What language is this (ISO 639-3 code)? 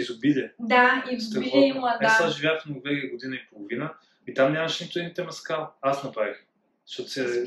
bul